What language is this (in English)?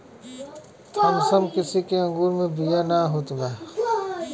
Bhojpuri